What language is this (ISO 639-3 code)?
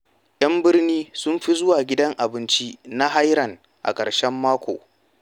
hau